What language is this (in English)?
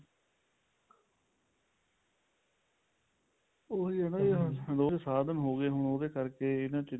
Punjabi